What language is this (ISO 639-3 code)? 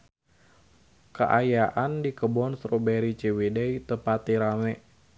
sun